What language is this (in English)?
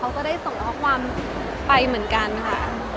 Thai